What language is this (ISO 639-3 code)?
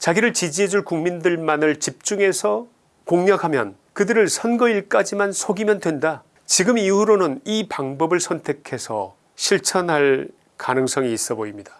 kor